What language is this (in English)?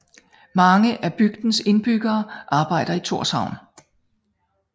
Danish